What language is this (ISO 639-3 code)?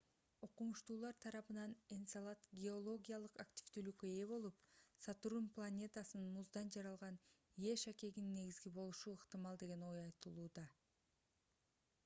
kir